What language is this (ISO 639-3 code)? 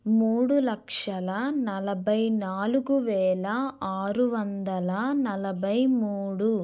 tel